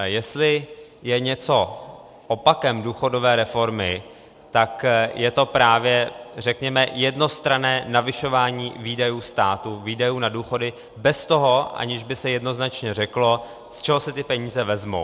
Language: Czech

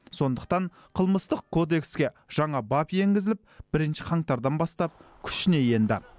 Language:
Kazakh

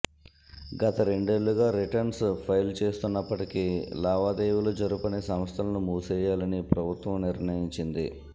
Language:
Telugu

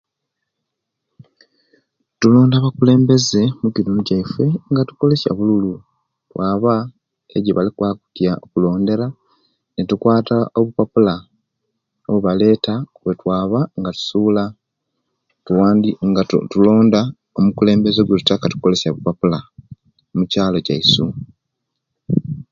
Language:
Kenyi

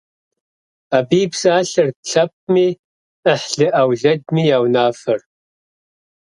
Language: Kabardian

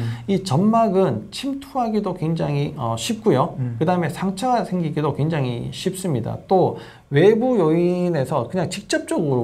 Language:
Korean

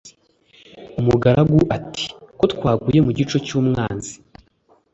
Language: Kinyarwanda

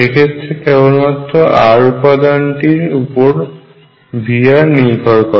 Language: Bangla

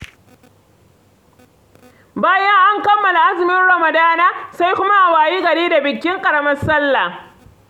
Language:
Hausa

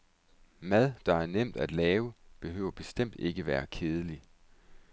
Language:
Danish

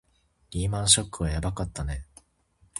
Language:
Japanese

